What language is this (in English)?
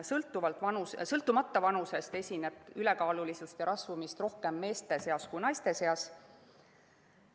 Estonian